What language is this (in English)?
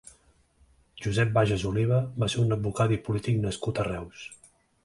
Catalan